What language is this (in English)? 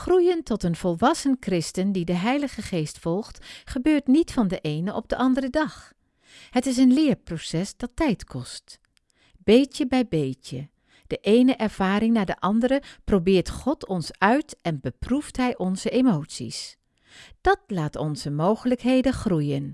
Dutch